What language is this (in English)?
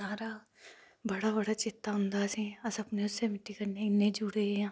Dogri